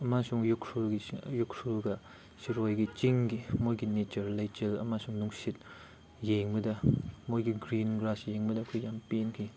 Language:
Manipuri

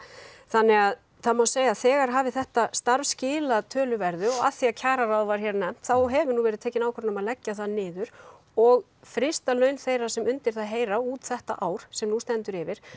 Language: Icelandic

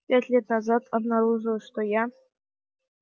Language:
Russian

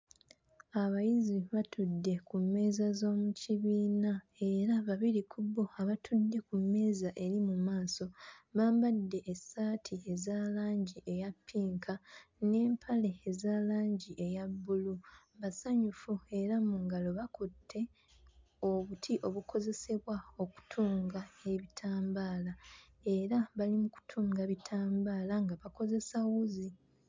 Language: Ganda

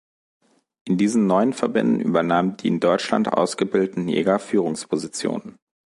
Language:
German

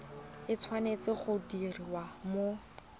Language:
Tswana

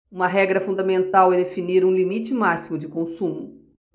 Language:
Portuguese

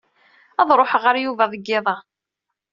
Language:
Kabyle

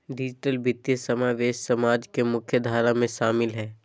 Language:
Magahi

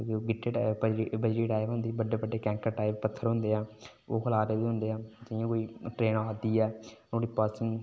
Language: Dogri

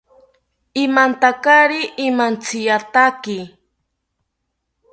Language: South Ucayali Ashéninka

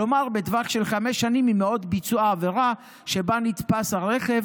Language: Hebrew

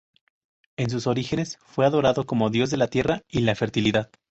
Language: Spanish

